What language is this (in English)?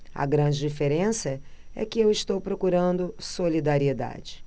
Portuguese